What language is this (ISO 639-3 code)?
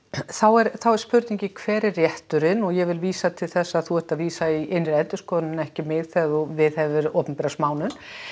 isl